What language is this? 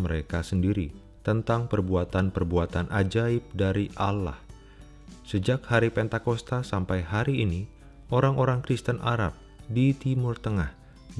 Indonesian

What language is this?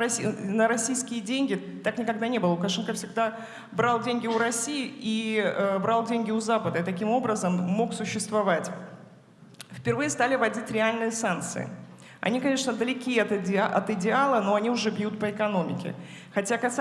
Russian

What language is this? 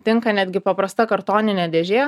Lithuanian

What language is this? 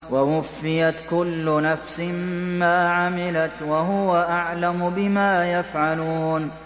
Arabic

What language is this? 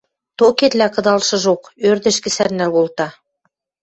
Western Mari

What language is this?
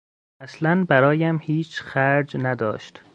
Persian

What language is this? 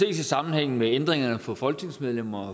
Danish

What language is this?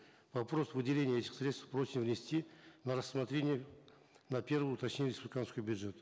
Kazakh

